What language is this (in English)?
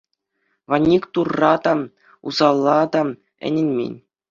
Chuvash